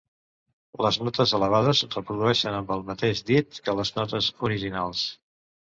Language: Catalan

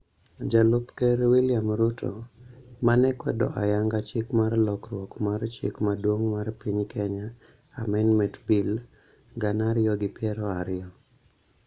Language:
Luo (Kenya and Tanzania)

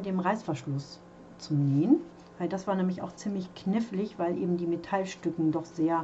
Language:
German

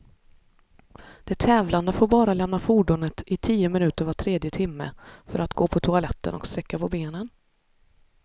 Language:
Swedish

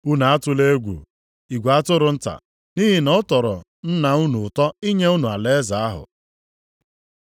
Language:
Igbo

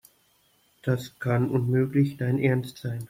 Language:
German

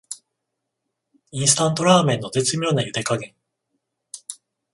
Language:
Japanese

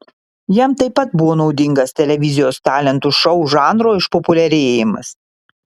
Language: Lithuanian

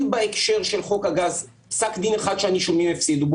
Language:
Hebrew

